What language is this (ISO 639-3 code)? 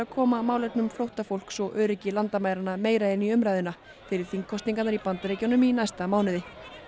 isl